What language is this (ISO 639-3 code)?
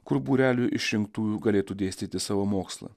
lit